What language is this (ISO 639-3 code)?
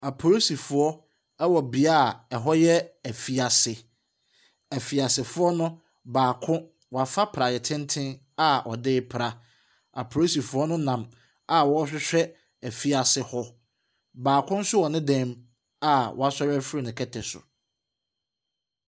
aka